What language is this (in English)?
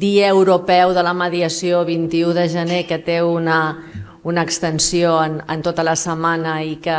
Catalan